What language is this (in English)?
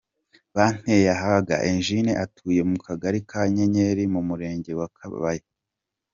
Kinyarwanda